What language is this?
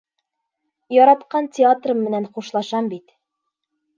Bashkir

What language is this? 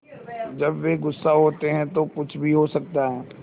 Hindi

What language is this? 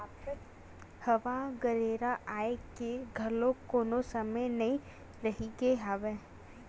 Chhattisgarhi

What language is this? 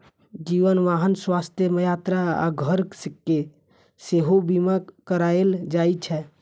Maithili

